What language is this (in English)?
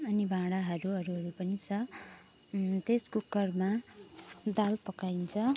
Nepali